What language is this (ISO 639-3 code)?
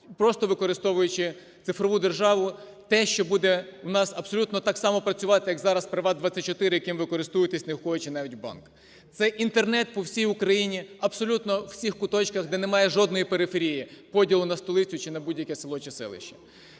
ukr